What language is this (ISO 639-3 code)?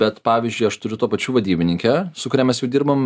lit